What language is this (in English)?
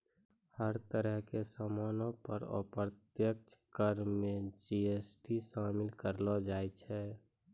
Maithili